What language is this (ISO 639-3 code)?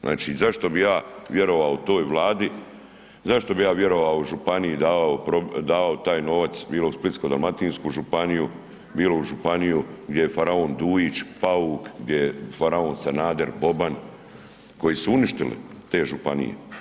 hrv